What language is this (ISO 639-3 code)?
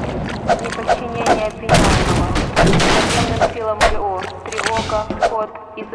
rus